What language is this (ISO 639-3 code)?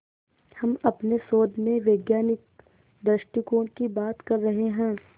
hin